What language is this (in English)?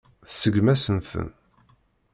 Kabyle